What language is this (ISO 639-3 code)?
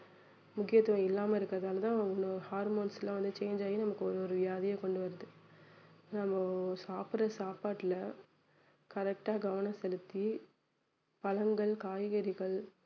tam